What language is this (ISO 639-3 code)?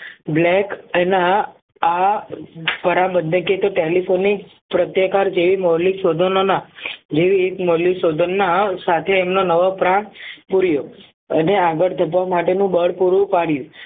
guj